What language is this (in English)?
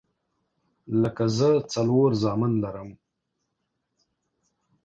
Pashto